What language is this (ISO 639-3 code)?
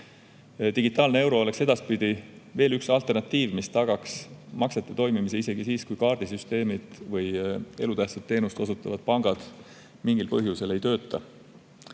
est